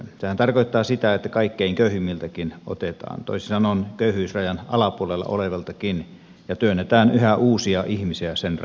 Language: Finnish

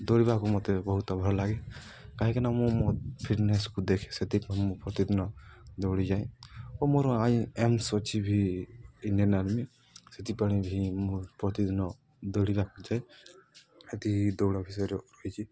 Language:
Odia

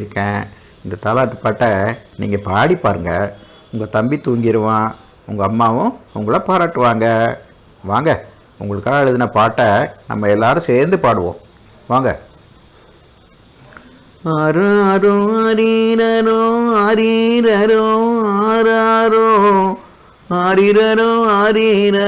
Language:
Tamil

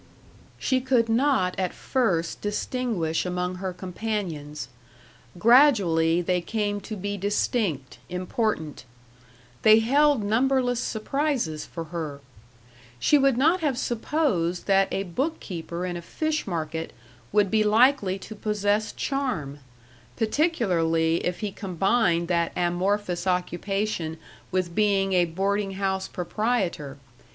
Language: English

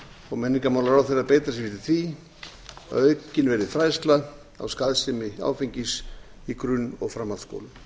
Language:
Icelandic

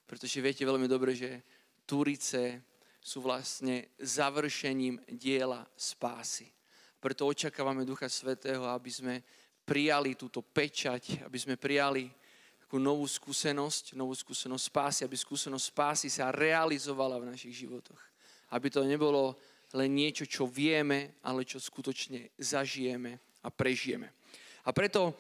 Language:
Slovak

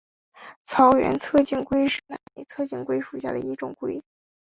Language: Chinese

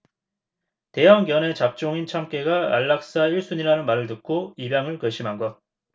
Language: Korean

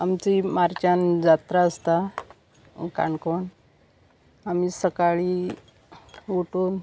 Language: Konkani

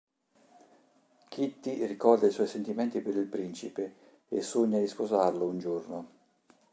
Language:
Italian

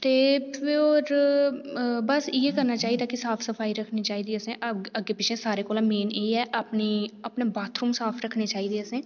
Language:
Dogri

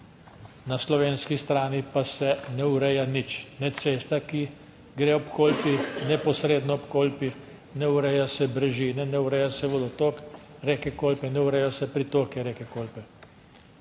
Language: Slovenian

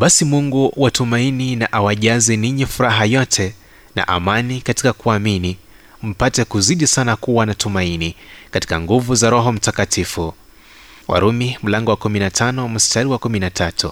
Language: Swahili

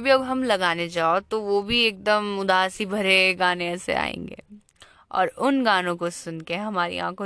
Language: Hindi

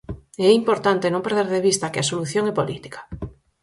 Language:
Galician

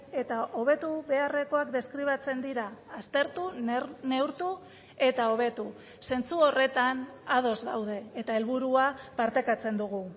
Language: Basque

